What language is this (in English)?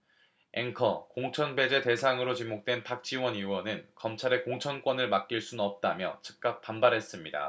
Korean